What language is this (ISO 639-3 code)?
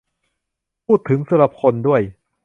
tha